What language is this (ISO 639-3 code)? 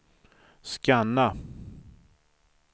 swe